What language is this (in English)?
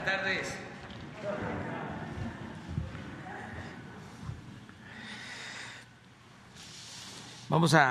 Spanish